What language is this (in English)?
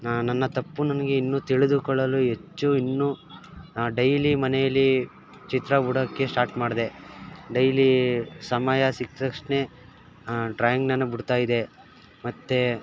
Kannada